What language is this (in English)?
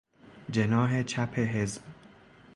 Persian